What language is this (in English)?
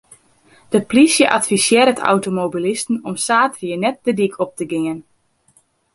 Western Frisian